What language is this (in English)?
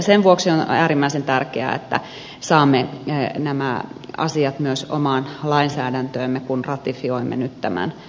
Finnish